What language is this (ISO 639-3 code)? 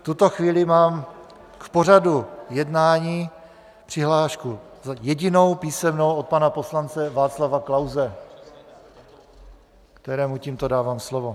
ces